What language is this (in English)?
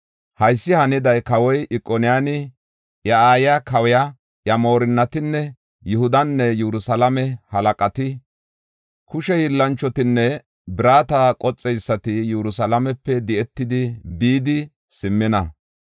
Gofa